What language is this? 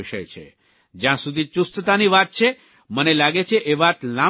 Gujarati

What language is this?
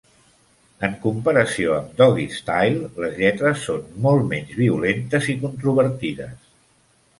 Catalan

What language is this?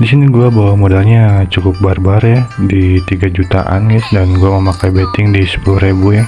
Indonesian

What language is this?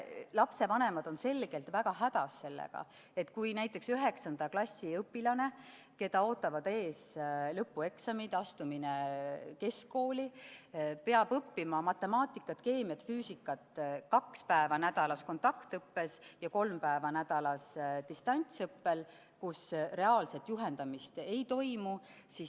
Estonian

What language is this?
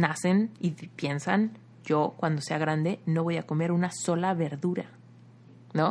Spanish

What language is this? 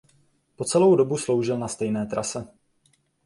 Czech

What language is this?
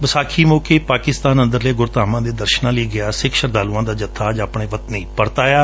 Punjabi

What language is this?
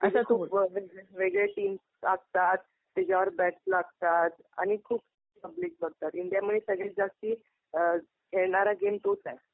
Marathi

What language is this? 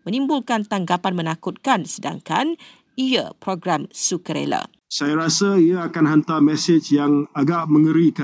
Malay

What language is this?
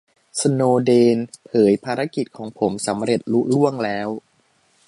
Thai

